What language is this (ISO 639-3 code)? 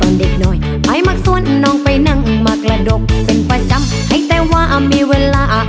tha